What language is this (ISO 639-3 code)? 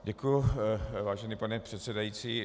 ces